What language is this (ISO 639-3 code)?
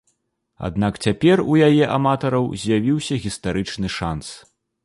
bel